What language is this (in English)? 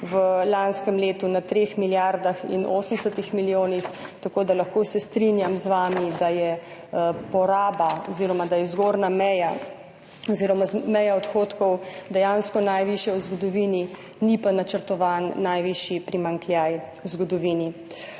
Slovenian